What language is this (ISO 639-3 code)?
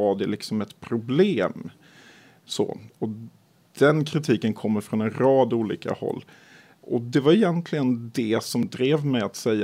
swe